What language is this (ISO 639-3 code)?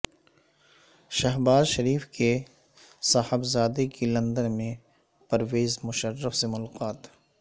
urd